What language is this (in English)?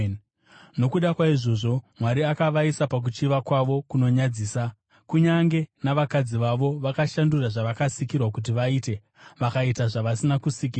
Shona